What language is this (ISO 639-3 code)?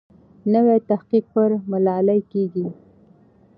pus